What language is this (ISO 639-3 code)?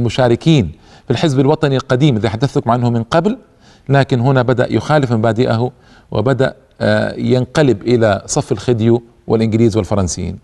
ara